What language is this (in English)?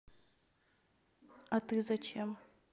Russian